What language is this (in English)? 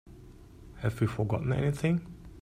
English